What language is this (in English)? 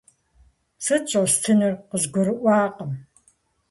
Kabardian